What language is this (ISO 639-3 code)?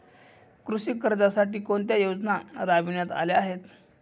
mar